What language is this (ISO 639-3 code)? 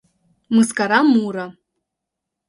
chm